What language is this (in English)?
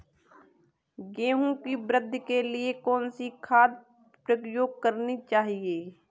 Hindi